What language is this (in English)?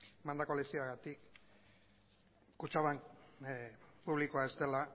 Basque